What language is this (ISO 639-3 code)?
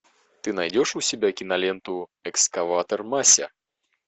rus